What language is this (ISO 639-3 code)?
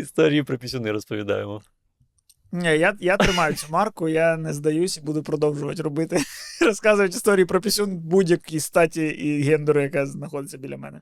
ukr